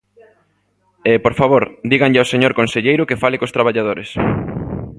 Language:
Galician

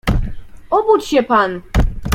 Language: Polish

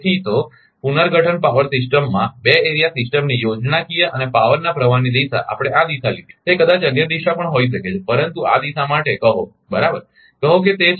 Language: Gujarati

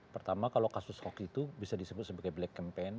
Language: Indonesian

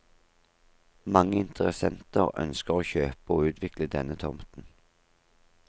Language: Norwegian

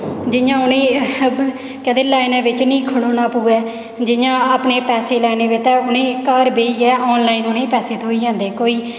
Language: Dogri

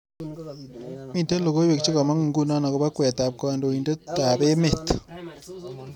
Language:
Kalenjin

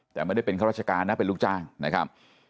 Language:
Thai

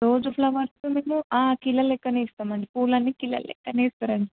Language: Telugu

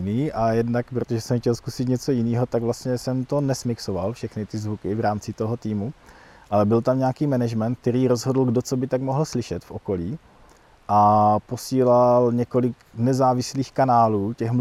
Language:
Czech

